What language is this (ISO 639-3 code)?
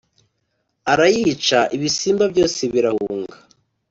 kin